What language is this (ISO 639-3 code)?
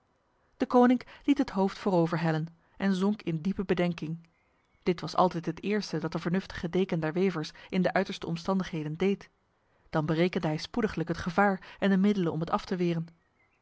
nld